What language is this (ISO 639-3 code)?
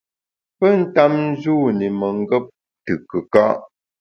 bax